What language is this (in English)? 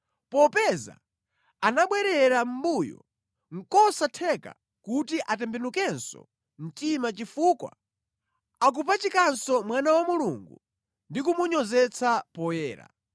Nyanja